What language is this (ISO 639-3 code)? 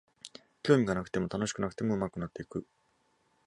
jpn